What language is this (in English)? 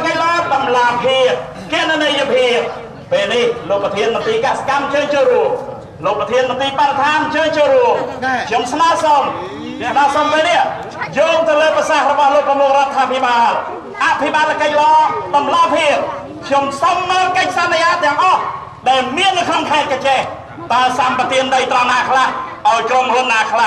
Thai